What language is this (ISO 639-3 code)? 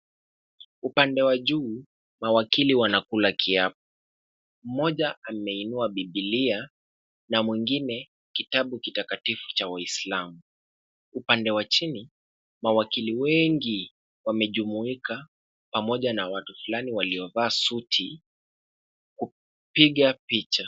swa